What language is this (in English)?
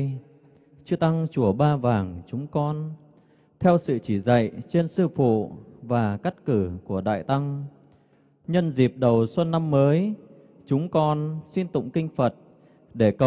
Vietnamese